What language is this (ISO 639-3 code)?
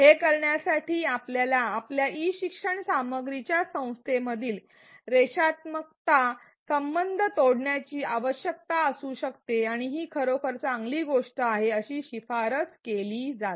mar